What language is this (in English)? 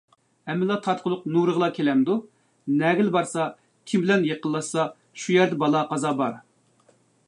Uyghur